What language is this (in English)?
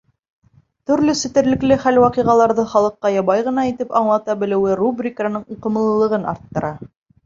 Bashkir